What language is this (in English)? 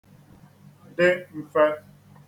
Igbo